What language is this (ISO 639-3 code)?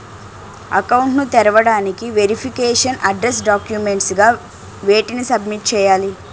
tel